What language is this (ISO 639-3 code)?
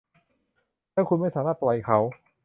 tha